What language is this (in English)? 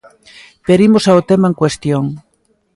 Galician